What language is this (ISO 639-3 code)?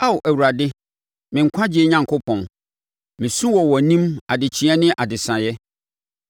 aka